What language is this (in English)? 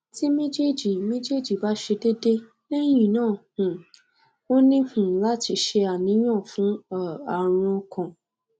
Yoruba